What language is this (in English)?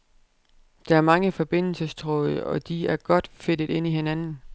Danish